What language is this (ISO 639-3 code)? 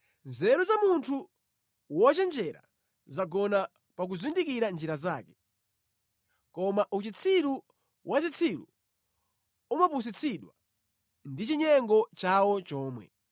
nya